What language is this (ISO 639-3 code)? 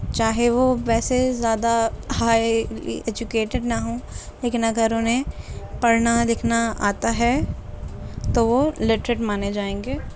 urd